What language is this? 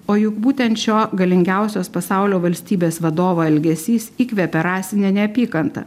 Lithuanian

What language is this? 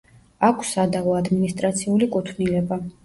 Georgian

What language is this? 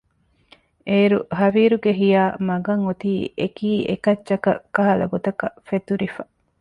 Divehi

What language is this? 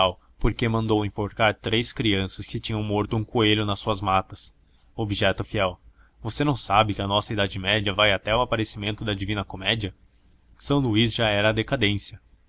Portuguese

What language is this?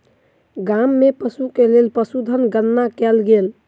Maithili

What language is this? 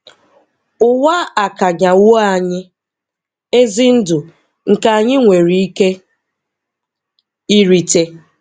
Igbo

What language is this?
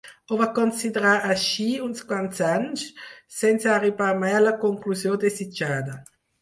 Catalan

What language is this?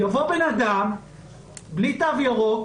Hebrew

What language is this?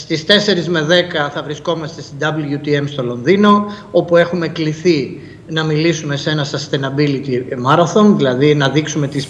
Greek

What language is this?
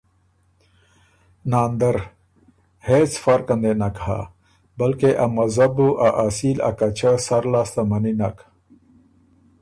Ormuri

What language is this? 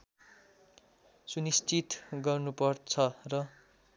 Nepali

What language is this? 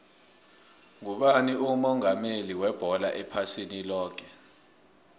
South Ndebele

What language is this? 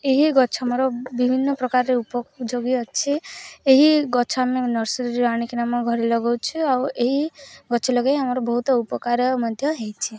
Odia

